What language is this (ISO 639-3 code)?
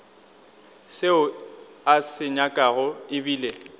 nso